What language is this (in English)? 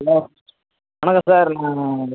Tamil